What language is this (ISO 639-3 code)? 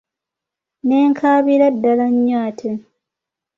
lug